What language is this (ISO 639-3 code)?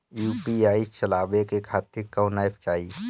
bho